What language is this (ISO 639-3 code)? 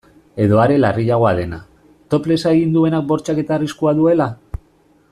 eus